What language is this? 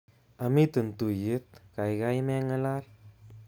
Kalenjin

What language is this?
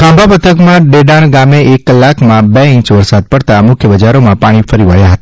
Gujarati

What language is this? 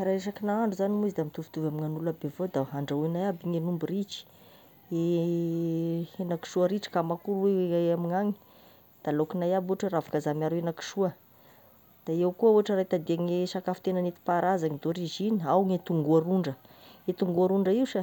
Tesaka Malagasy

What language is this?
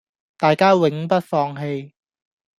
Cantonese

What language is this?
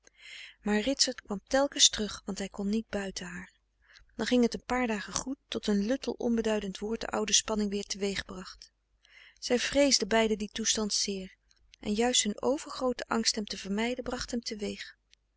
Dutch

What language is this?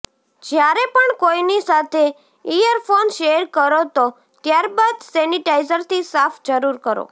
Gujarati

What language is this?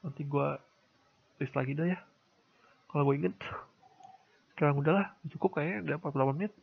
Indonesian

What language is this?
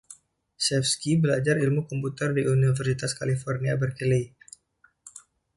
Indonesian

